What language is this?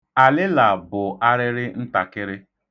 Igbo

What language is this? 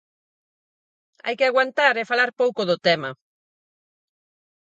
Galician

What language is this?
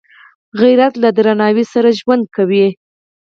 Pashto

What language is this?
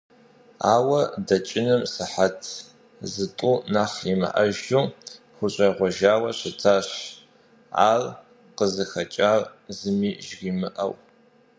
Kabardian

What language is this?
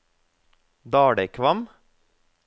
Norwegian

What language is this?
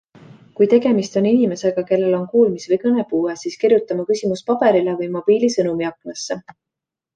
Estonian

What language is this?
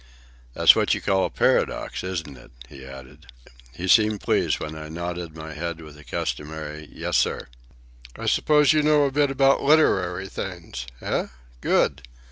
English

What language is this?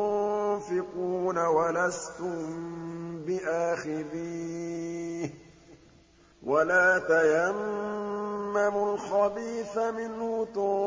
Arabic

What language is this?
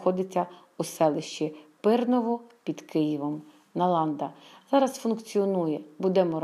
Ukrainian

